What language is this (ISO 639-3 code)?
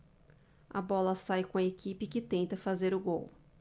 por